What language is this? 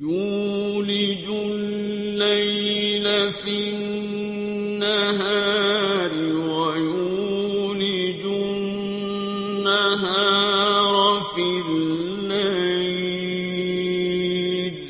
Arabic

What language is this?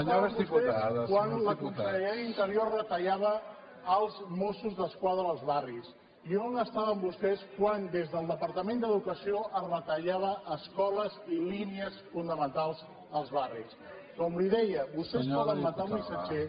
Catalan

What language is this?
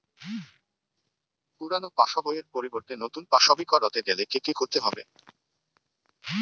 Bangla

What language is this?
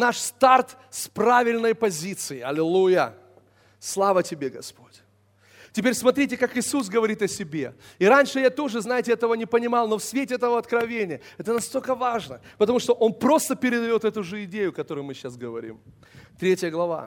Russian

